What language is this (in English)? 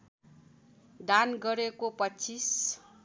Nepali